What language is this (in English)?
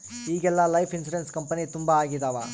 Kannada